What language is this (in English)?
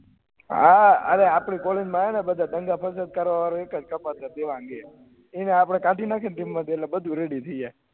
Gujarati